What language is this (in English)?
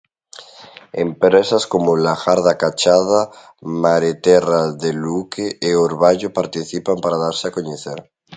Galician